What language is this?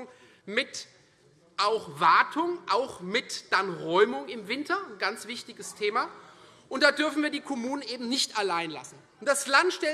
German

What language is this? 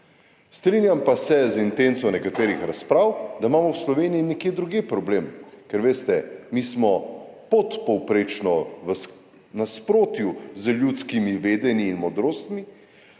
Slovenian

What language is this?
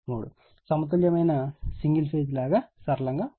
Telugu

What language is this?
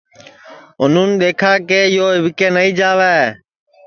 Sansi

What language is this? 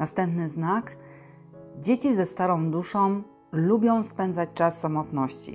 Polish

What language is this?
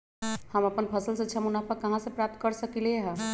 Magahi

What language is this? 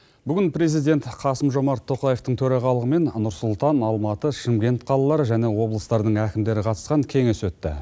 Kazakh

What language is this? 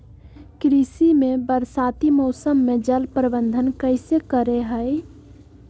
Magahi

